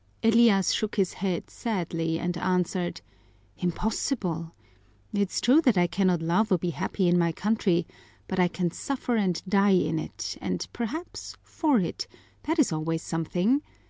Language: English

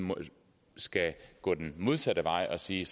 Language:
Danish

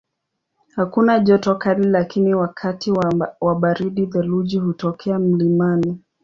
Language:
Swahili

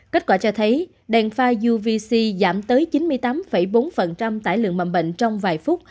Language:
Vietnamese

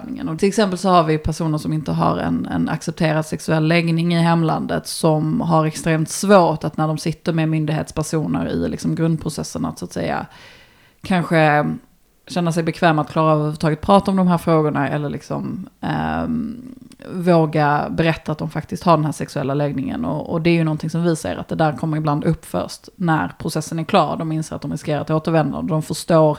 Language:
Swedish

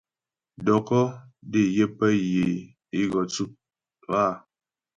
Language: Ghomala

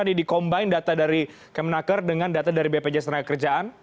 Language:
Indonesian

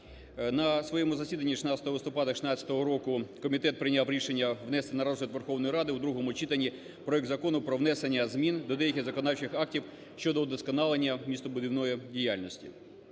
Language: Ukrainian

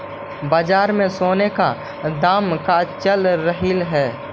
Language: Magahi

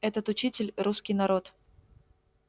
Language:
Russian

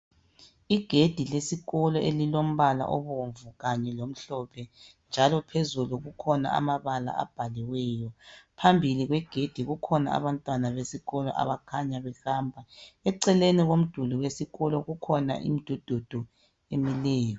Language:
North Ndebele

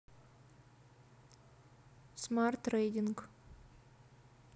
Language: Russian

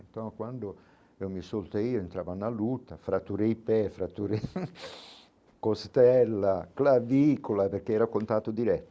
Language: Portuguese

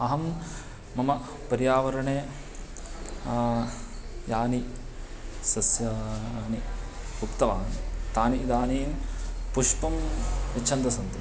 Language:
Sanskrit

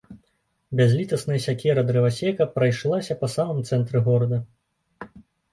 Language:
Belarusian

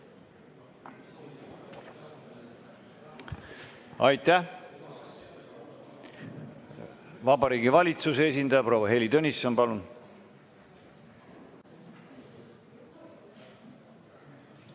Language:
Estonian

